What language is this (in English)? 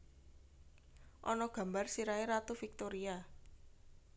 Javanese